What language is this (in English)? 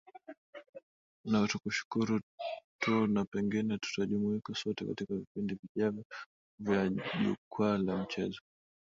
Swahili